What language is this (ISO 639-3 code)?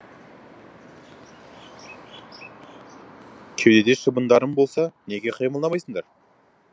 kaz